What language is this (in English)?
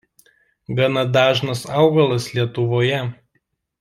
Lithuanian